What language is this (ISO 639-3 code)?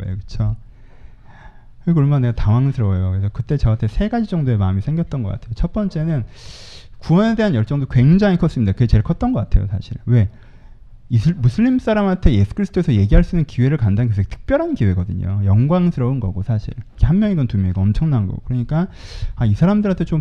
kor